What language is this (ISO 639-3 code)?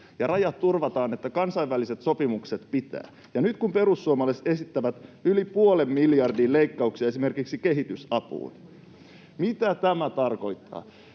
fin